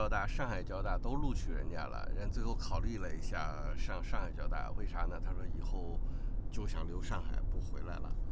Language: Chinese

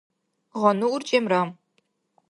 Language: Dargwa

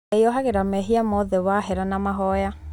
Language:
Kikuyu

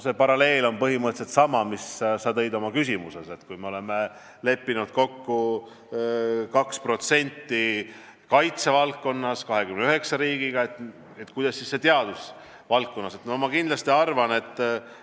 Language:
Estonian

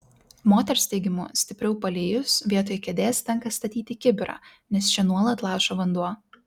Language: Lithuanian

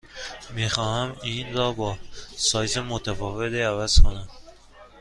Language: Persian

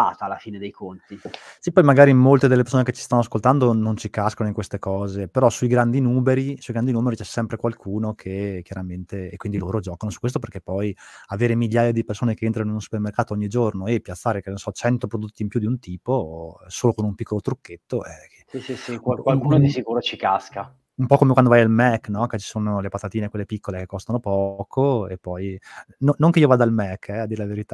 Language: Italian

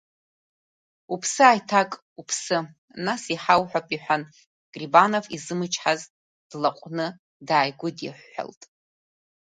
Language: Abkhazian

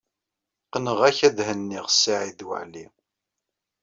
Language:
Kabyle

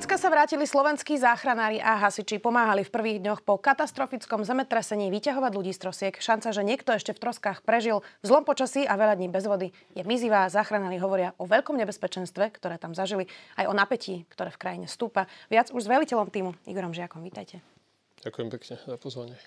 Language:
Slovak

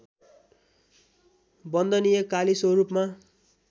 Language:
Nepali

